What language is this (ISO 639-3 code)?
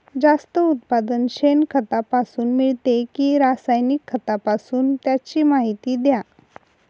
mar